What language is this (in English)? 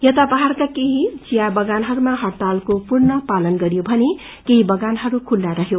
Nepali